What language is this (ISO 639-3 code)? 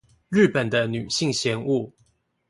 zho